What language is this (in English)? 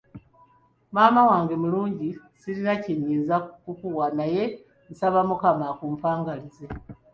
Ganda